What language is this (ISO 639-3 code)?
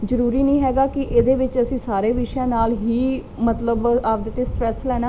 pan